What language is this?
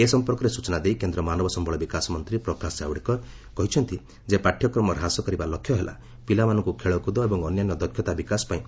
Odia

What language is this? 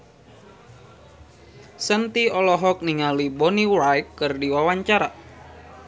Sundanese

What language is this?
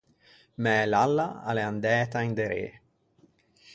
Ligurian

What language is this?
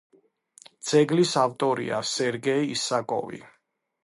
Georgian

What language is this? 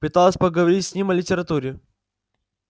Russian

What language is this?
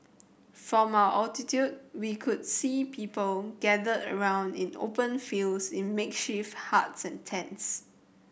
English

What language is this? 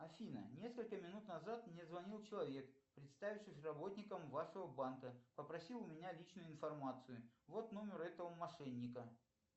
Russian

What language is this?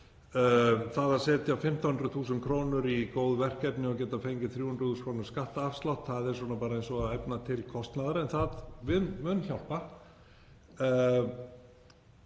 Icelandic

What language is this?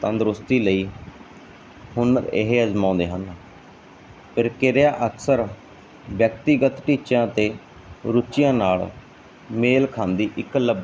Punjabi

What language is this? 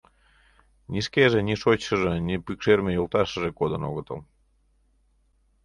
Mari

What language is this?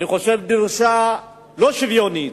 Hebrew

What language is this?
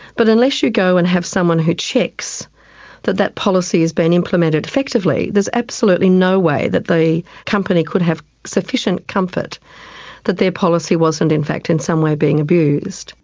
English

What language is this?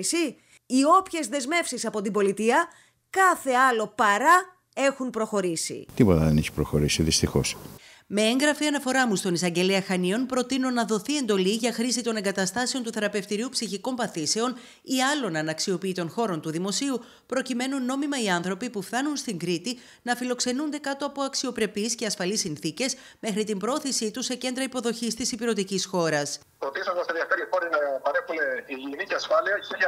Greek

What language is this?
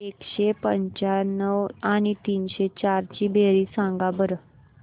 Marathi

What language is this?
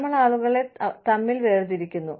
Malayalam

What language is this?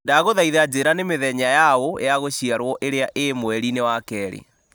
Kikuyu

